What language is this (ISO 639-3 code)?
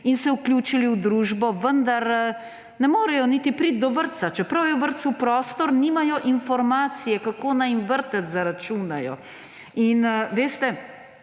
slv